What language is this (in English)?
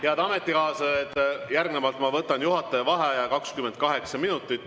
Estonian